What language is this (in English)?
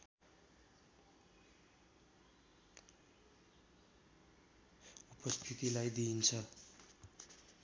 Nepali